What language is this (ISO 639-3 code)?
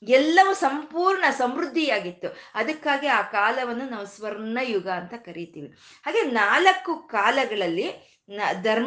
kan